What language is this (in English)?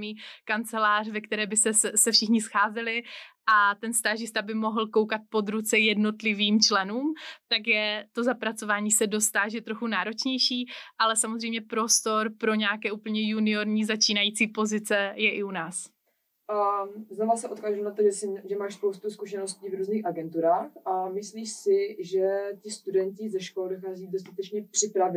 Czech